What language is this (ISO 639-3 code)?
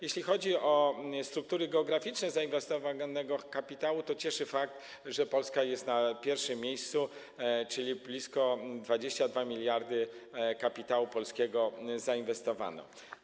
pol